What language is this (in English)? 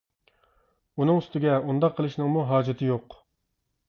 Uyghur